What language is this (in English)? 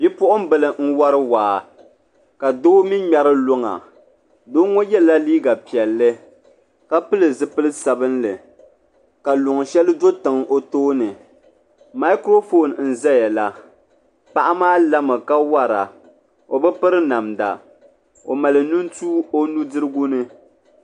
Dagbani